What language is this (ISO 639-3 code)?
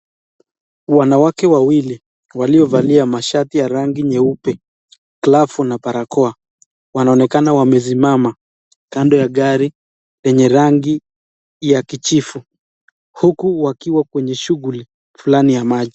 swa